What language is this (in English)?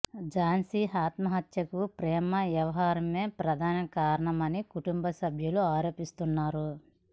Telugu